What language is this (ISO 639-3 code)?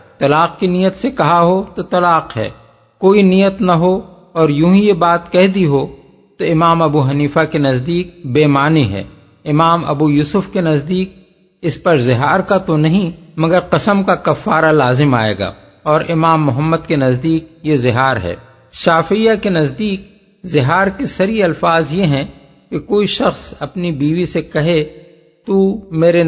urd